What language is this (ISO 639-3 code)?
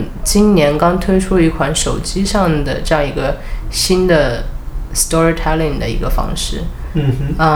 zho